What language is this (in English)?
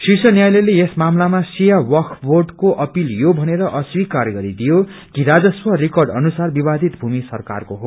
Nepali